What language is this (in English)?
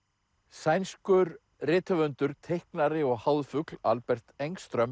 Icelandic